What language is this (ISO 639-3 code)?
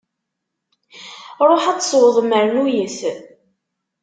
kab